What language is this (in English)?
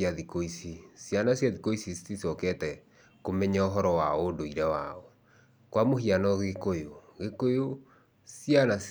Kikuyu